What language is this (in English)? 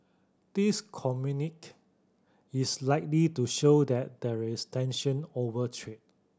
English